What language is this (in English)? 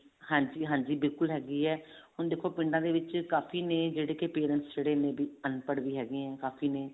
Punjabi